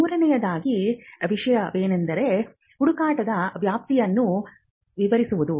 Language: Kannada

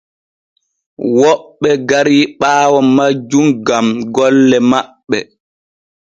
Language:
Borgu Fulfulde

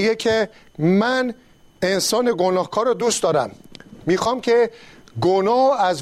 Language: Persian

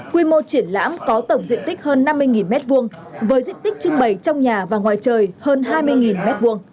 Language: Vietnamese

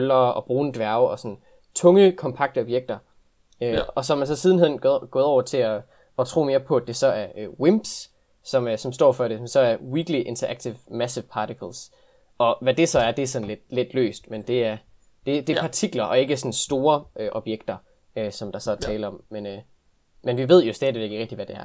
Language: Danish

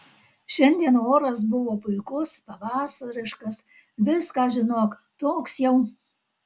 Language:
Lithuanian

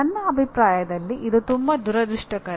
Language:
Kannada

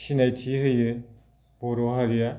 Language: Bodo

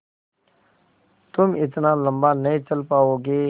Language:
Hindi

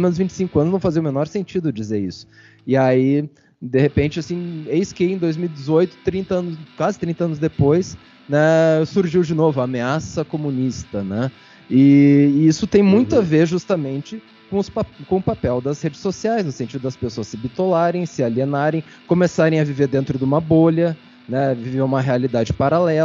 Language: Portuguese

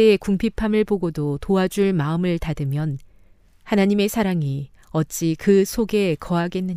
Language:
Korean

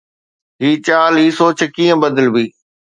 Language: Sindhi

